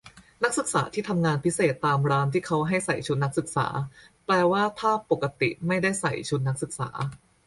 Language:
Thai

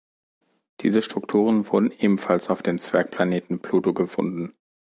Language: German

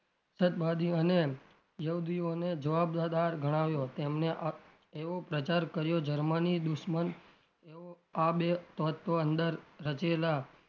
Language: Gujarati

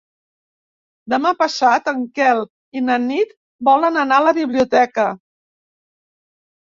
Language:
Catalan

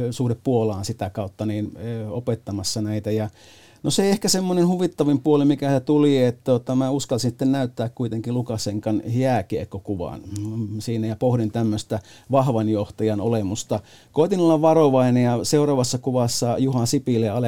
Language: Finnish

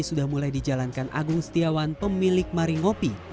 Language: Indonesian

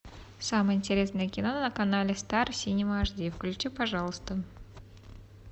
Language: Russian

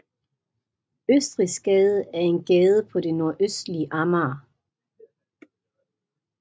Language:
Danish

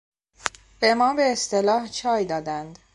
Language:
Persian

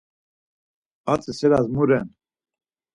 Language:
Laz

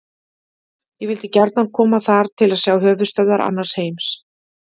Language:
Icelandic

